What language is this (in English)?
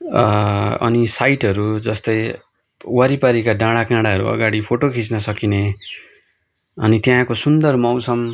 Nepali